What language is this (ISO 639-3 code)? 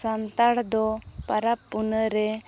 sat